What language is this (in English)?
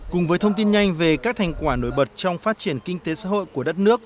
Vietnamese